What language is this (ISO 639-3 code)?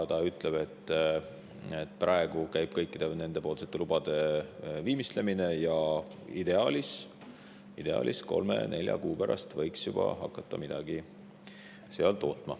est